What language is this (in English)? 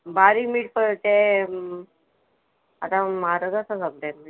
Konkani